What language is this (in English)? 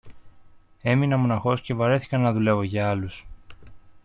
Greek